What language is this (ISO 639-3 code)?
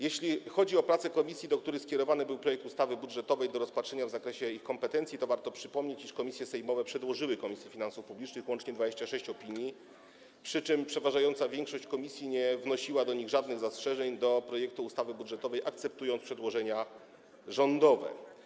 pol